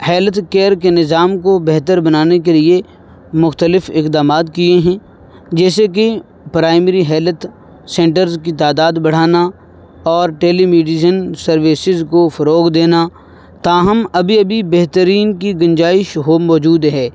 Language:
Urdu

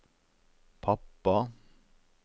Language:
Norwegian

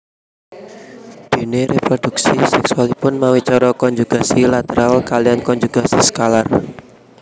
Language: Javanese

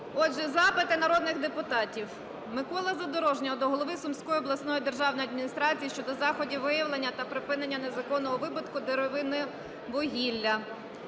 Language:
Ukrainian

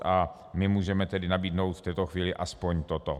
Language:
Czech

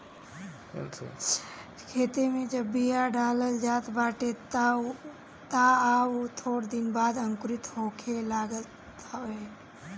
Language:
Bhojpuri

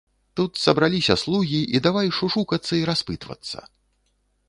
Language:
Belarusian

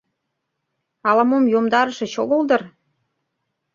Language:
Mari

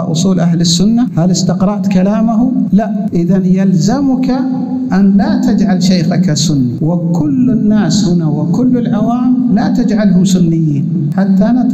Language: Arabic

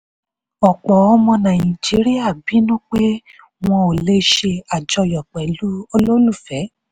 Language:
Yoruba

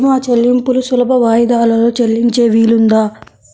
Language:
Telugu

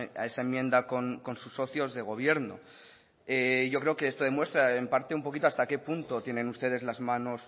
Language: Spanish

